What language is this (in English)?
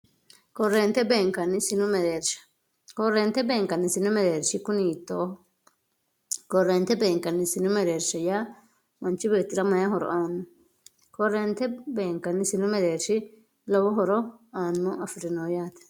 Sidamo